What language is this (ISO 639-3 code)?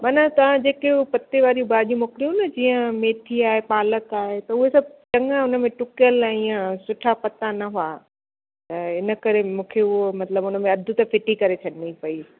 snd